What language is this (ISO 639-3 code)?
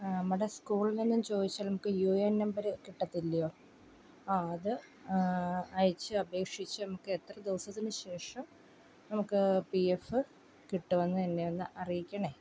mal